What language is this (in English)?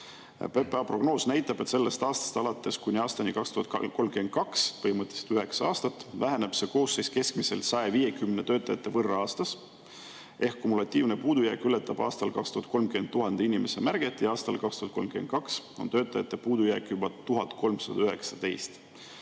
Estonian